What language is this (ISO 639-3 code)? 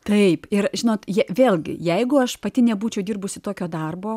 lit